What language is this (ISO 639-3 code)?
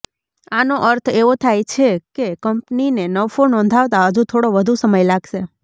guj